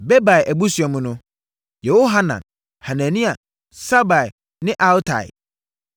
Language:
Akan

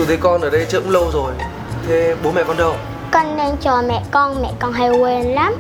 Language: Vietnamese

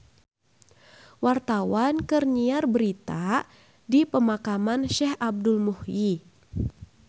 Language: Sundanese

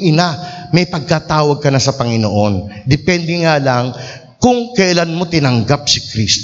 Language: Filipino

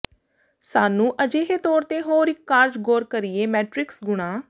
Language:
Punjabi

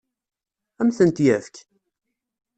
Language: Kabyle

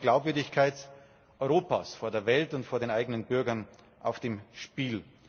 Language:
German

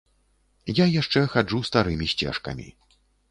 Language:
Belarusian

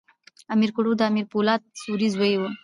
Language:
Pashto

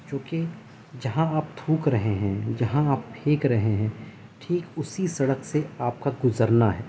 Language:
Urdu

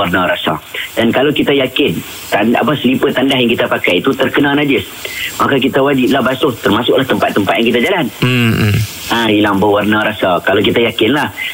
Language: Malay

